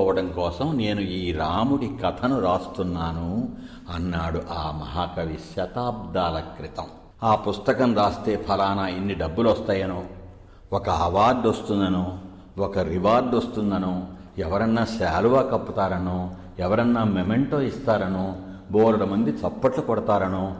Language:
Telugu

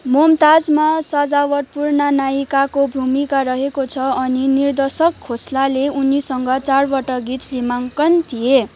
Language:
Nepali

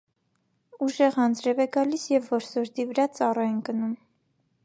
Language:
Armenian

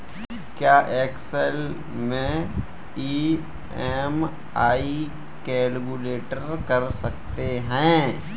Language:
Hindi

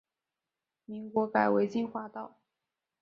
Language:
Chinese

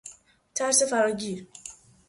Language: Persian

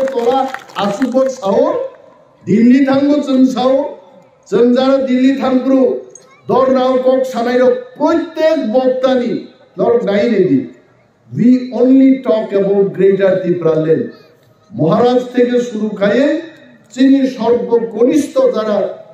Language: Turkish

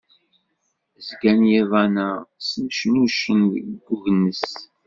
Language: Kabyle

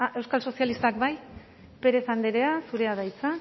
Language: Basque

